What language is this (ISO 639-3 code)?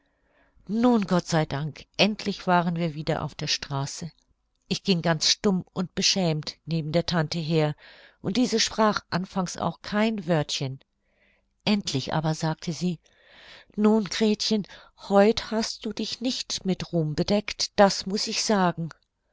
deu